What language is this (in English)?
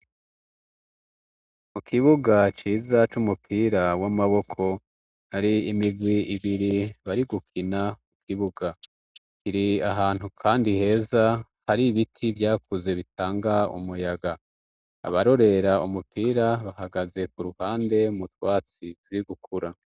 Rundi